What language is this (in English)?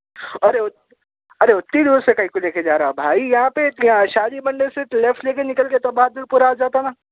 Urdu